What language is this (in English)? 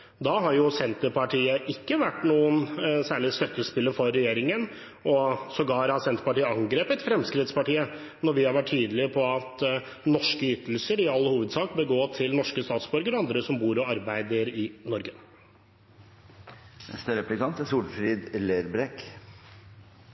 Norwegian